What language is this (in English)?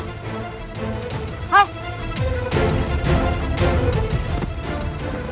Indonesian